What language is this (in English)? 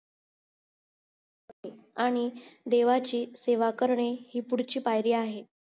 Marathi